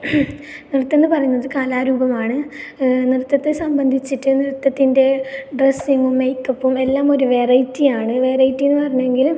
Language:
Malayalam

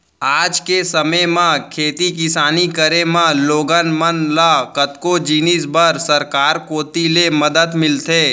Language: Chhattisgarhi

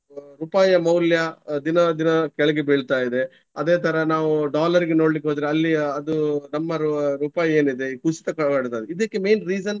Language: Kannada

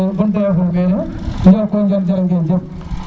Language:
Serer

